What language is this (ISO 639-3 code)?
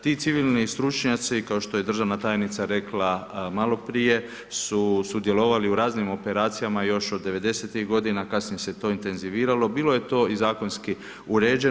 hrv